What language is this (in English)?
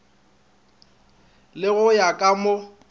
Northern Sotho